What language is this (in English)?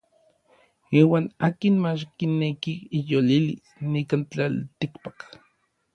Orizaba Nahuatl